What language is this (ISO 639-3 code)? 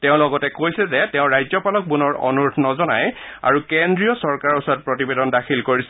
asm